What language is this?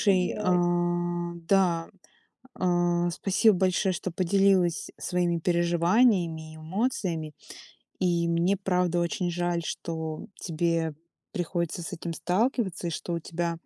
Russian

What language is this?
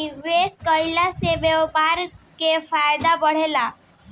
Bhojpuri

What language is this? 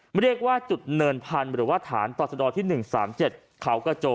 Thai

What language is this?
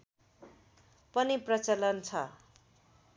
Nepali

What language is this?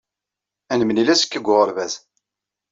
Kabyle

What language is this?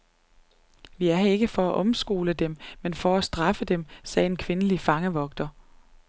Danish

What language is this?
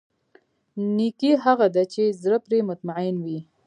Pashto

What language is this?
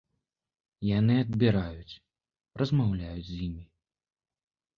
Belarusian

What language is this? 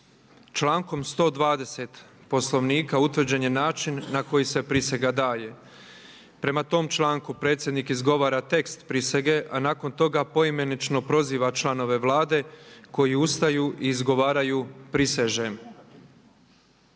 Croatian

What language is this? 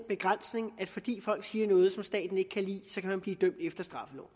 Danish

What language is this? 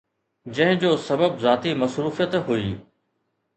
Sindhi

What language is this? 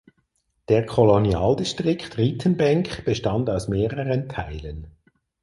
German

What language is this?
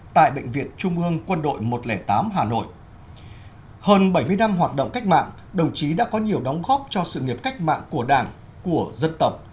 Vietnamese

